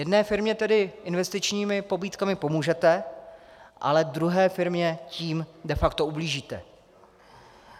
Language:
Czech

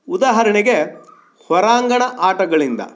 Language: Kannada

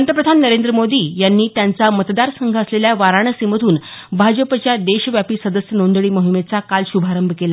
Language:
Marathi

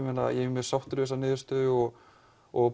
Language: Icelandic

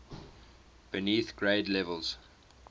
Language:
English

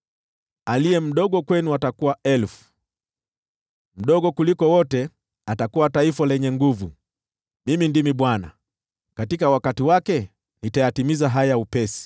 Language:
Swahili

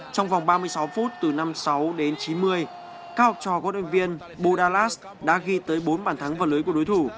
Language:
Vietnamese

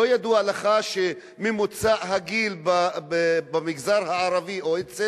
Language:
Hebrew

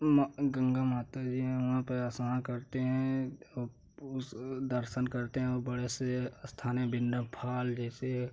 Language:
Hindi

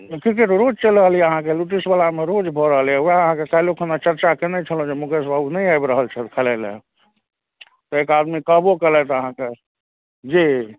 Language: Maithili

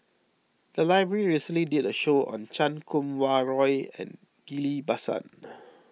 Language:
English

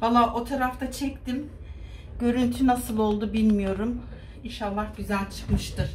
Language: Turkish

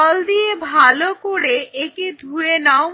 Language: Bangla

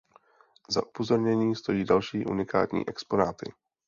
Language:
Czech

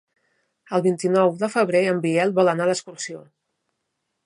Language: Catalan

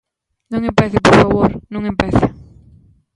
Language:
Galician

